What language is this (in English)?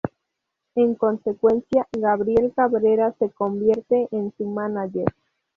Spanish